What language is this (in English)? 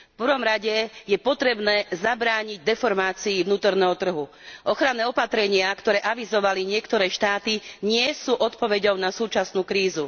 Slovak